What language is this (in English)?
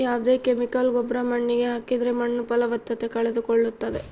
Kannada